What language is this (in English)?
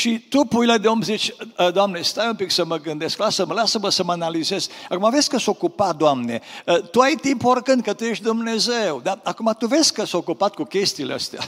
Romanian